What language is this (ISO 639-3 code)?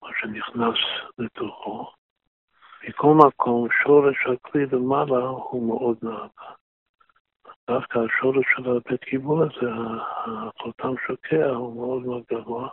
heb